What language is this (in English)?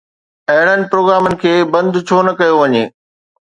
Sindhi